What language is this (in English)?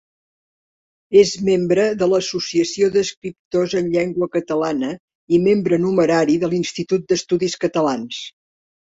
Catalan